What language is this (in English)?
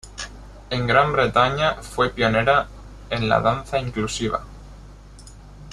Spanish